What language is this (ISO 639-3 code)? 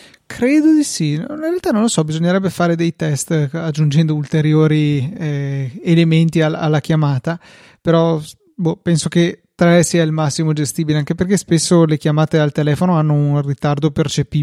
ita